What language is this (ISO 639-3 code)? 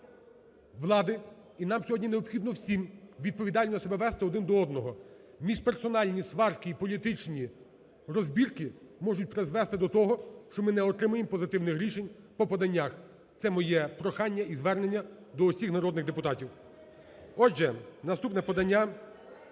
ukr